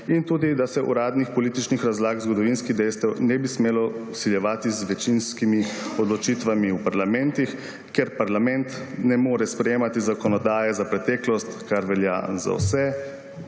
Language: Slovenian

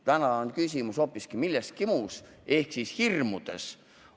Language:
Estonian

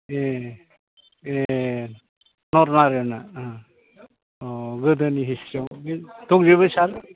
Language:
Bodo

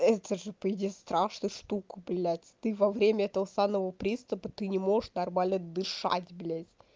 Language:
Russian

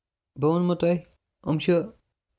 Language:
Kashmiri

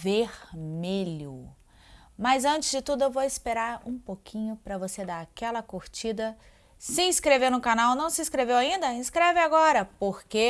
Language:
Portuguese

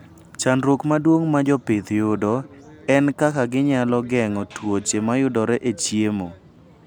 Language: Luo (Kenya and Tanzania)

